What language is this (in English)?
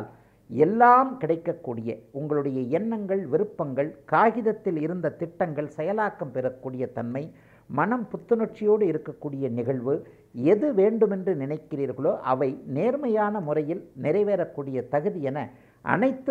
Tamil